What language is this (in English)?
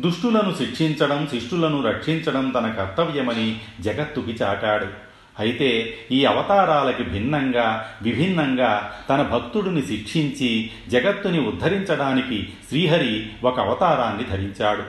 Telugu